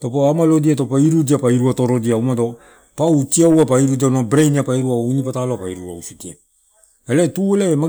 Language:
Torau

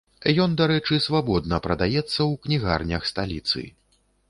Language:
Belarusian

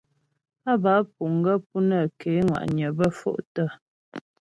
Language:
Ghomala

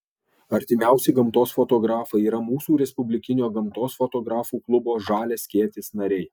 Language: Lithuanian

